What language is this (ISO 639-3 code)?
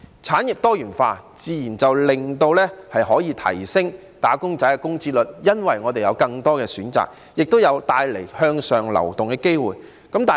yue